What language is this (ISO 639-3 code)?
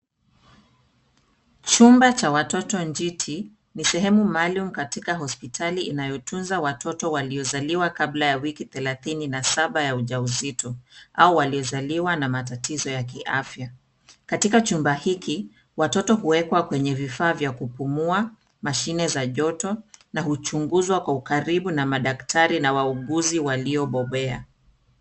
swa